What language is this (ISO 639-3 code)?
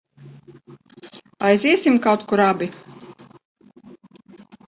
lav